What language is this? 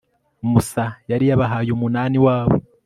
Kinyarwanda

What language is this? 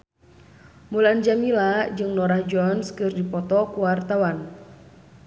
Sundanese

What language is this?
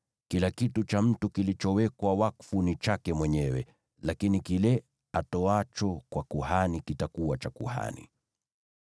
Swahili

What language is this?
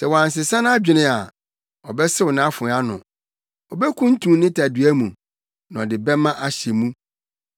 Akan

